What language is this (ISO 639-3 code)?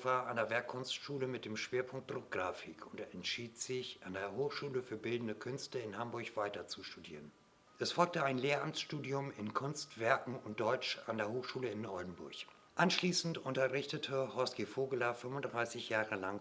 deu